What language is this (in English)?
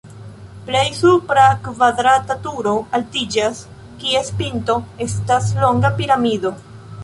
Esperanto